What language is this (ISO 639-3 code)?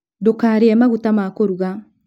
kik